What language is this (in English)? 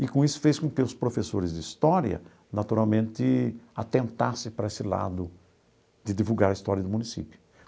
Portuguese